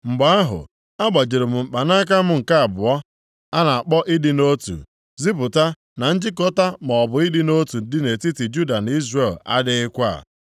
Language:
Igbo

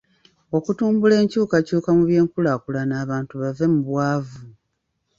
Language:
Ganda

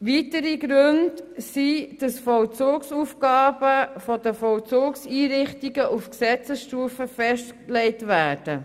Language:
Swiss German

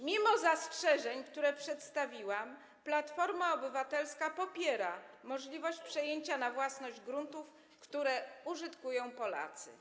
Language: Polish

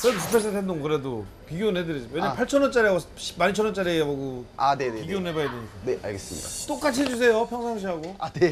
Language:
Korean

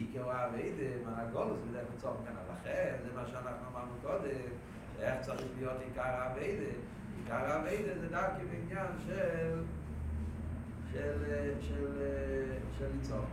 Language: Hebrew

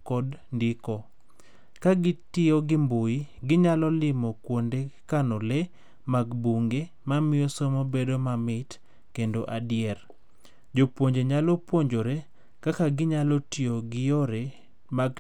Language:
Luo (Kenya and Tanzania)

